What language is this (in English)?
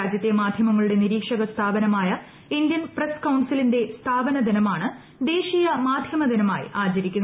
Malayalam